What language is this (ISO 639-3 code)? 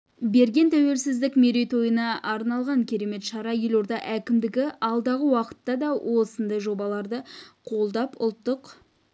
kaz